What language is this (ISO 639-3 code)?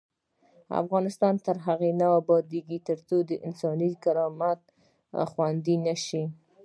pus